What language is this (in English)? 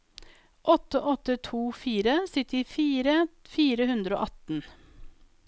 Norwegian